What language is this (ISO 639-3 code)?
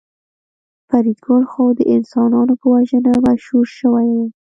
pus